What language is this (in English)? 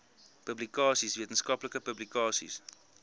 Afrikaans